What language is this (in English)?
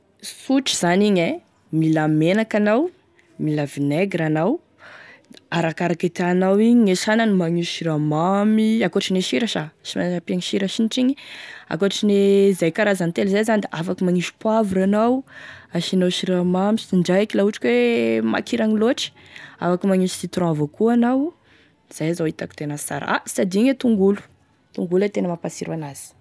Tesaka Malagasy